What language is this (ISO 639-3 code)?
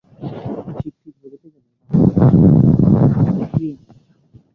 ben